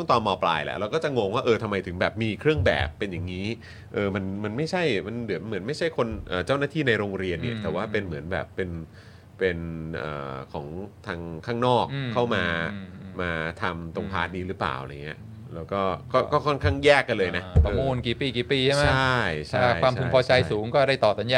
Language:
Thai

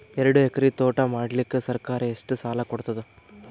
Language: Kannada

